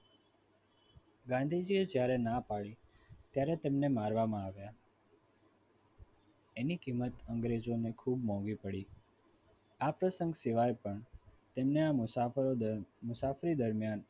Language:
Gujarati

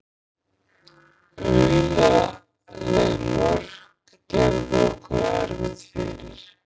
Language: Icelandic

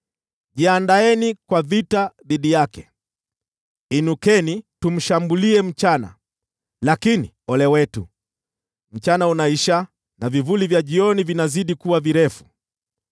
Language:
Swahili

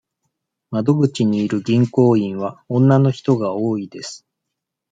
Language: Japanese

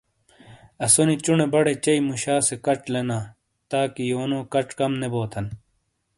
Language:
Shina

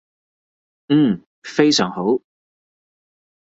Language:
Cantonese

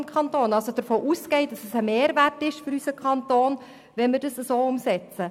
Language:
Swiss German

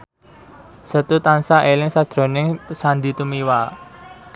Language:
Javanese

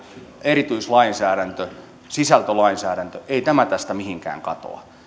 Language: Finnish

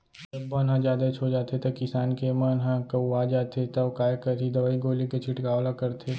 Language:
Chhattisgarhi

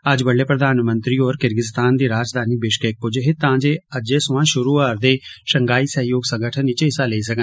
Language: Dogri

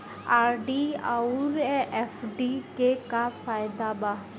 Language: Bhojpuri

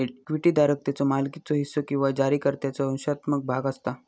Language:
Marathi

